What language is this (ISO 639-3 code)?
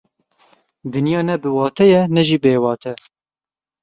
kur